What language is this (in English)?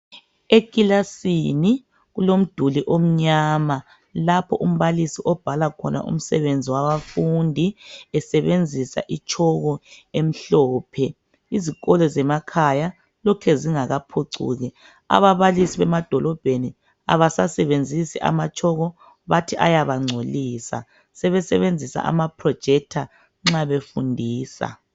North Ndebele